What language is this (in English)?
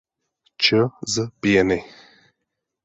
Czech